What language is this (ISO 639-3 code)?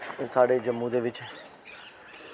doi